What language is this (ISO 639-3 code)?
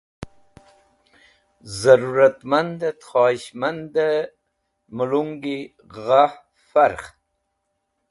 wbl